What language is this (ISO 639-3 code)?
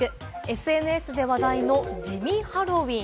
jpn